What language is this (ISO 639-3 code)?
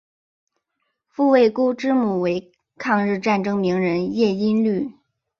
zho